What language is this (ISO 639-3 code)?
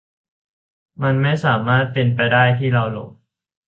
tha